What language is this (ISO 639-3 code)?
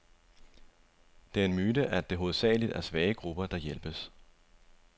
dan